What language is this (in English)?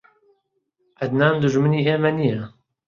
Central Kurdish